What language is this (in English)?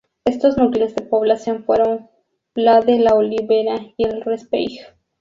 Spanish